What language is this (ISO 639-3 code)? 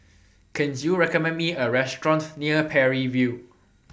eng